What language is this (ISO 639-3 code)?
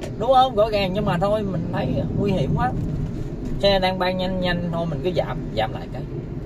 vie